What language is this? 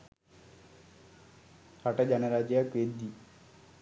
Sinhala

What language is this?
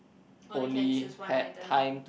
English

